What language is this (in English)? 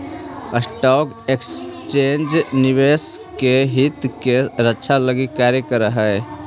Magahi